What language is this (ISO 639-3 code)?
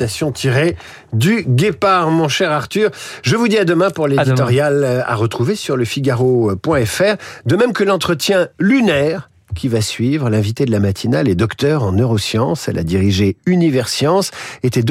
fra